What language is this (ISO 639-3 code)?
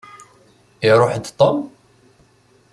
kab